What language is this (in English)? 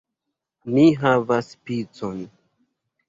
Esperanto